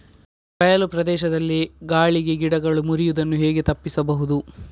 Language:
Kannada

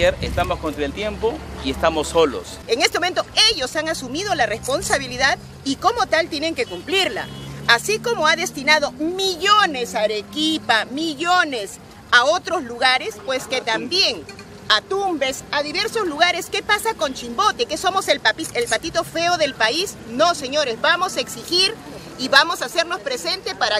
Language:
Spanish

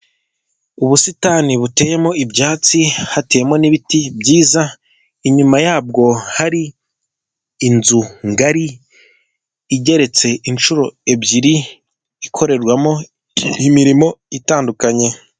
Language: Kinyarwanda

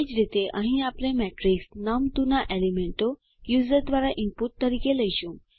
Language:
Gujarati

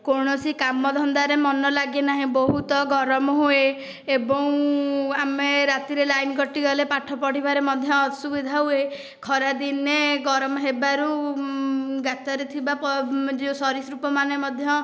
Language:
Odia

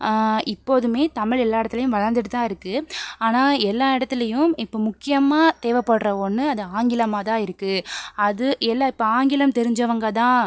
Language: Tamil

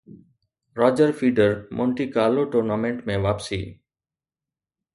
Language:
Sindhi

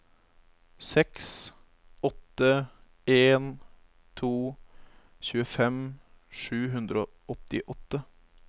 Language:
Norwegian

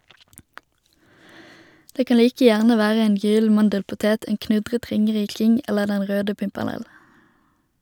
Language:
Norwegian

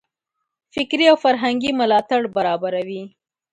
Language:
Pashto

